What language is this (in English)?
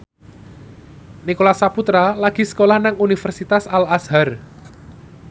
Javanese